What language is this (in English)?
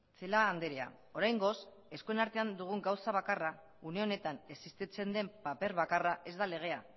Basque